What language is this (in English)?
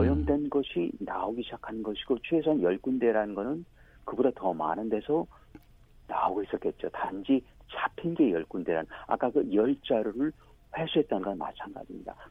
Korean